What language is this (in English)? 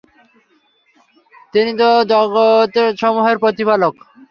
Bangla